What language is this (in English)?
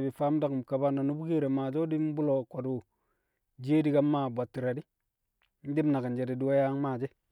Kamo